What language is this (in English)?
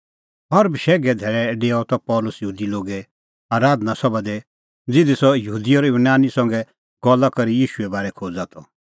Kullu Pahari